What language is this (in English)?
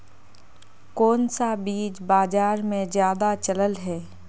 Magahi